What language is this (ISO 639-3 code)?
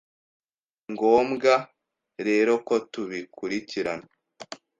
kin